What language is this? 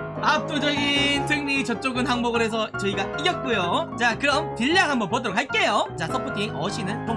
Korean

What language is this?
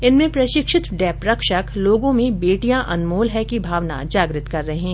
Hindi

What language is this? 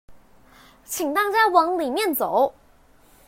Chinese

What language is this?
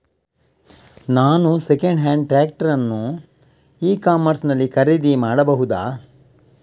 Kannada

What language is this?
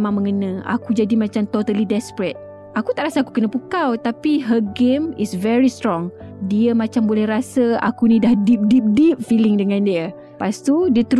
Malay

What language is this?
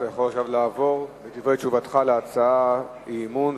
Hebrew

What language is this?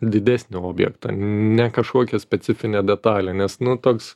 Lithuanian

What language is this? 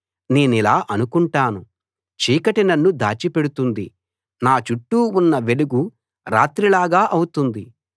Telugu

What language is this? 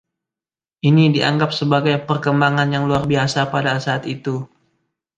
Indonesian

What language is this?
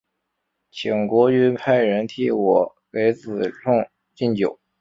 Chinese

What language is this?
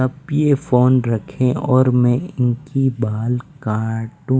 Hindi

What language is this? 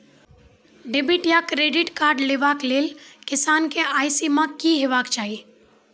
Maithili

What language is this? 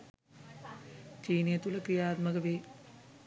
Sinhala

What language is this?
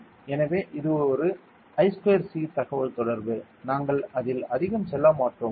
Tamil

